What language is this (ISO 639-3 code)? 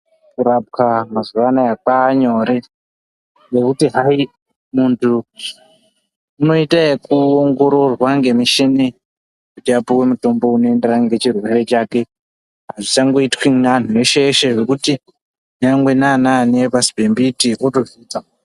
ndc